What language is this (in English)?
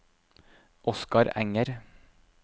Norwegian